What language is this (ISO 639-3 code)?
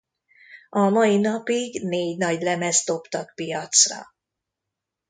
hun